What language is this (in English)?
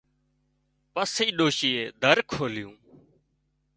Wadiyara Koli